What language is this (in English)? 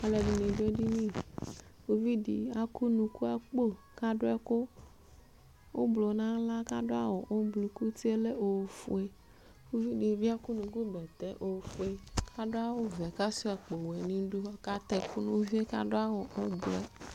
Ikposo